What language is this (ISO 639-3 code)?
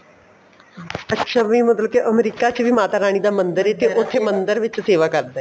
pan